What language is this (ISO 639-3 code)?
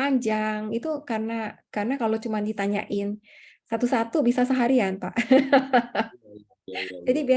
ind